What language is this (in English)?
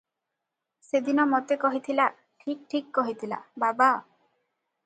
Odia